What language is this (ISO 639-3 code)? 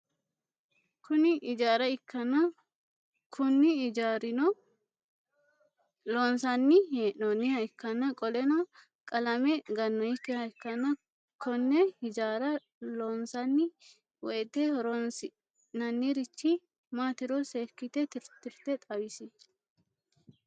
sid